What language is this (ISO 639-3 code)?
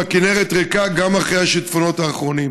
heb